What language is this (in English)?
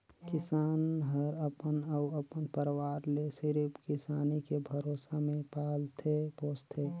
Chhattisgarhi